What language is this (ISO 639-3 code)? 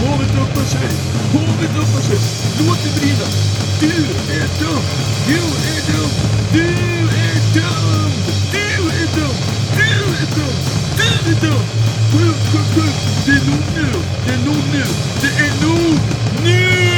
swe